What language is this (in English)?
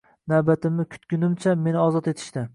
Uzbek